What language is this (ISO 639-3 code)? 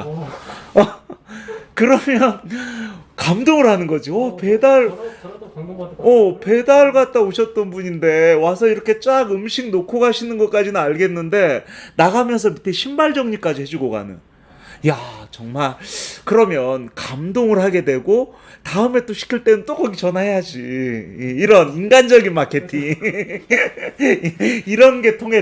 kor